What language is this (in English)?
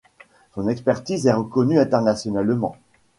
French